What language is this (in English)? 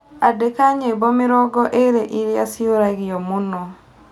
Kikuyu